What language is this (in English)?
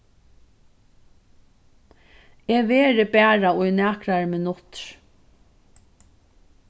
Faroese